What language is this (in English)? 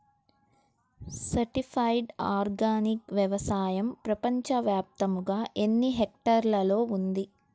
Telugu